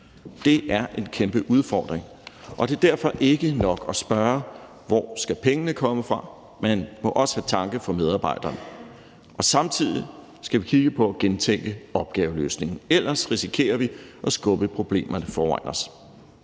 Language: Danish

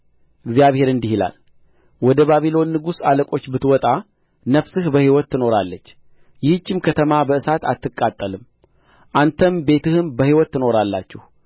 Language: Amharic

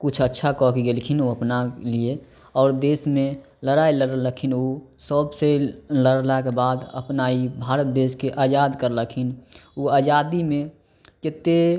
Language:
Maithili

